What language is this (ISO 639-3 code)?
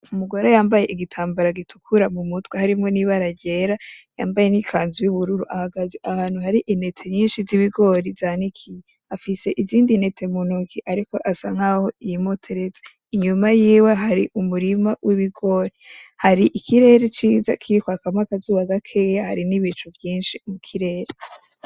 run